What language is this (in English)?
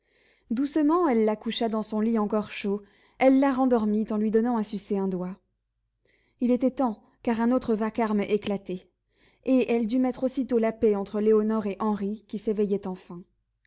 French